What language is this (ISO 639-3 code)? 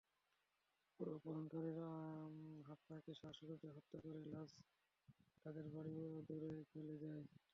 ben